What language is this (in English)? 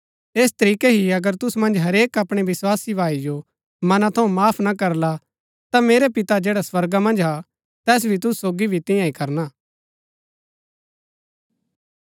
Gaddi